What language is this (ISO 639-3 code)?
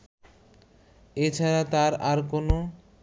ben